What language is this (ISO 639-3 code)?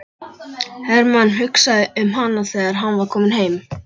isl